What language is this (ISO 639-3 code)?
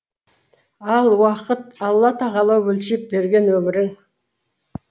kaz